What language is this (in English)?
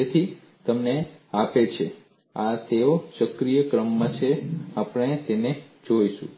Gujarati